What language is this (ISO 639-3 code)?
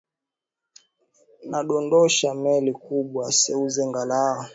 swa